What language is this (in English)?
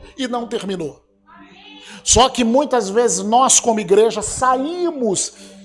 Portuguese